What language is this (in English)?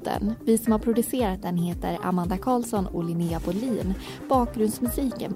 Swedish